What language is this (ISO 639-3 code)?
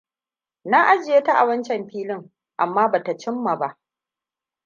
hau